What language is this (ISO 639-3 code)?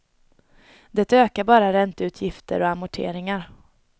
swe